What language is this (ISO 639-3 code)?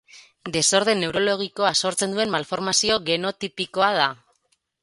eus